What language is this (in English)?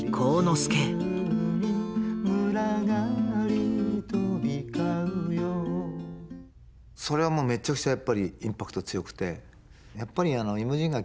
Japanese